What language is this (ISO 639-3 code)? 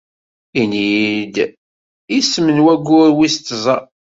kab